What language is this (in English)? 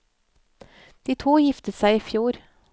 Norwegian